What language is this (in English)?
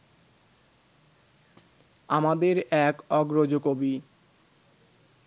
Bangla